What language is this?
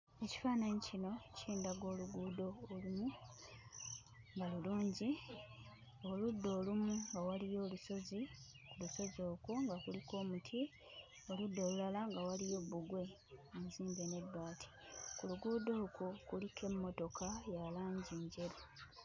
Ganda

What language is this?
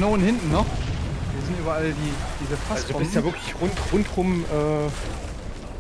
German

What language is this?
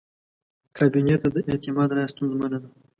Pashto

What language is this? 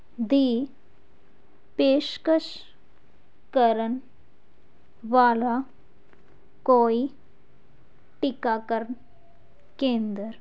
Punjabi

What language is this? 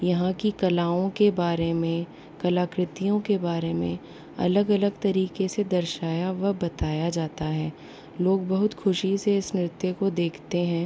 Hindi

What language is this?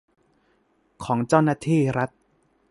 Thai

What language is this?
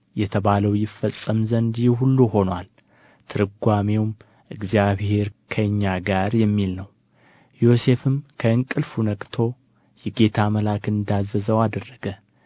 Amharic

